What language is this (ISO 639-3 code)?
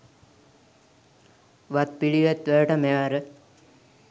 sin